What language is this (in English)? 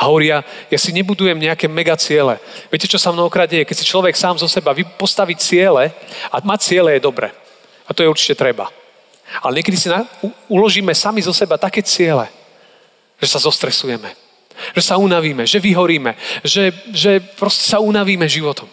Slovak